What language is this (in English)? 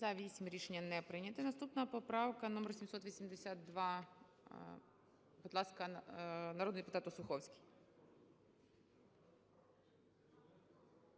Ukrainian